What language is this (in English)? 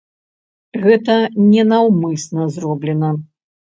Belarusian